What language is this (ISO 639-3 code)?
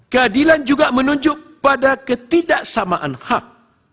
ind